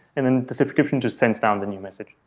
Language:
English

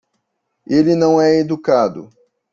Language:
Portuguese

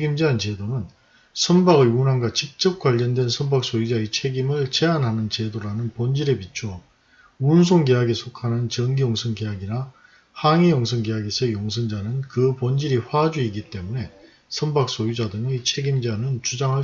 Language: Korean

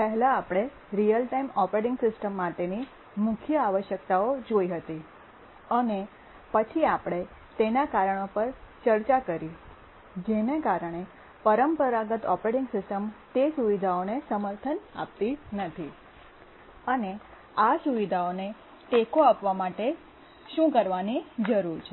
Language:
Gujarati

